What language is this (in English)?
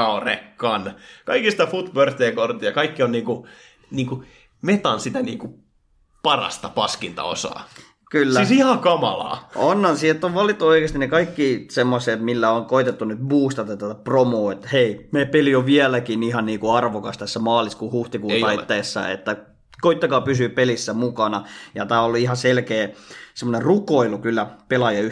Finnish